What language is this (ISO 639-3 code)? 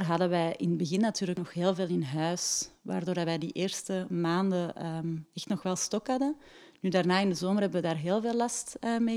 nld